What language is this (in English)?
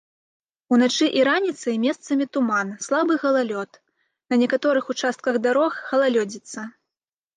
Belarusian